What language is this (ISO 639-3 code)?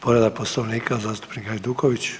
hrv